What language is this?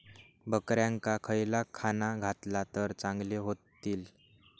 Marathi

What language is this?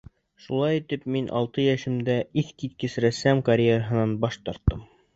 Bashkir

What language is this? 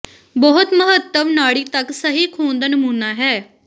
Punjabi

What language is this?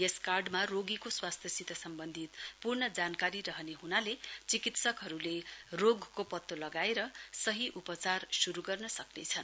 Nepali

